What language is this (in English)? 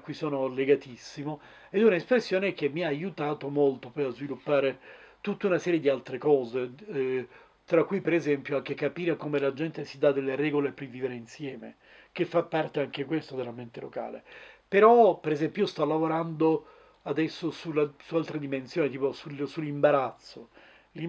Italian